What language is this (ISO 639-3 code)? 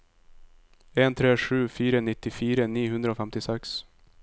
nor